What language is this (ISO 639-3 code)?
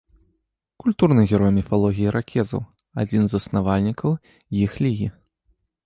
bel